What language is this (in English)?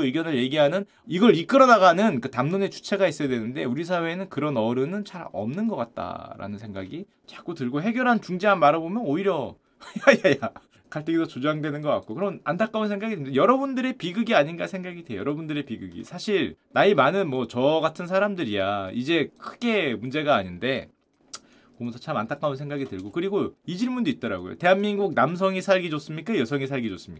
Korean